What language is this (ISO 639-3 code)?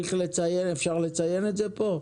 heb